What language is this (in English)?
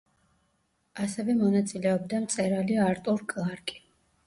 Georgian